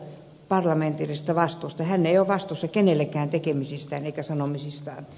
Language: Finnish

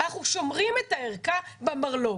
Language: Hebrew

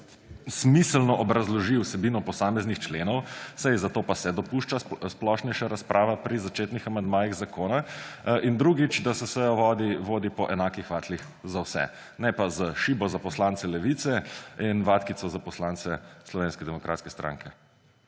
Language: Slovenian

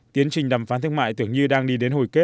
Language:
Vietnamese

